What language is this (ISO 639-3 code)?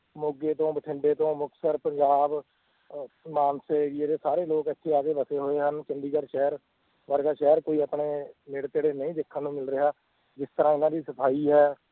pan